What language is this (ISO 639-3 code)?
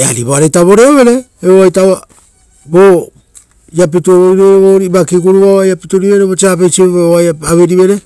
roo